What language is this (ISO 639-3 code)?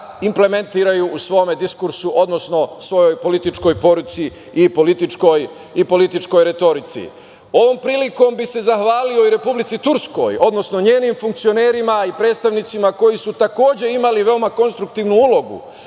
srp